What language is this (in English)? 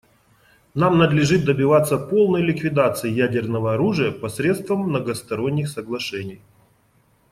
Russian